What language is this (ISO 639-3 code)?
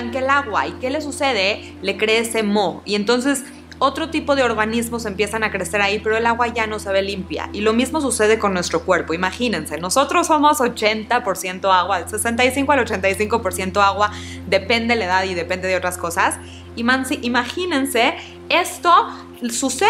spa